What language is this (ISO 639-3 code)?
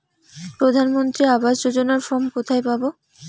ben